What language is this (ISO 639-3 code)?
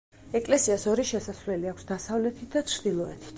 kat